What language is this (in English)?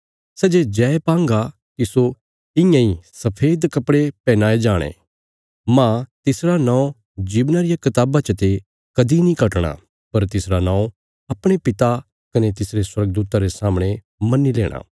Bilaspuri